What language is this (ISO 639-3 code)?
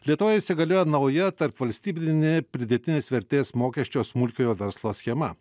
lit